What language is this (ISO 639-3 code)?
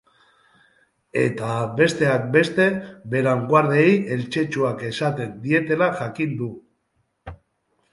eus